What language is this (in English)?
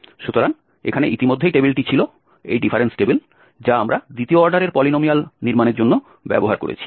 Bangla